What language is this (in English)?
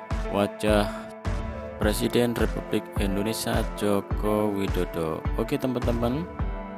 Indonesian